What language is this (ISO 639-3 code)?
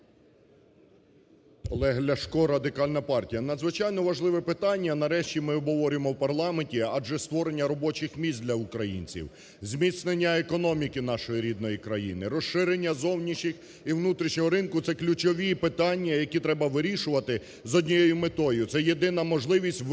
ukr